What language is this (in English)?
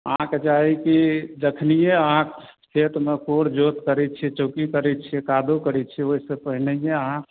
Maithili